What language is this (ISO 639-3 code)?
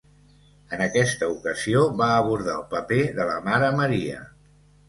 cat